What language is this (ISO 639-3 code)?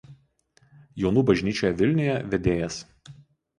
lit